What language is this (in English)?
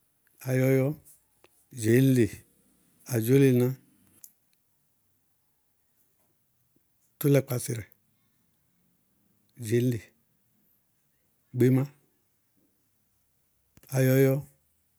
Bago-Kusuntu